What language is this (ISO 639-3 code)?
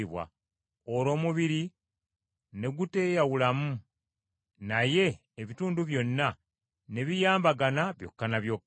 lug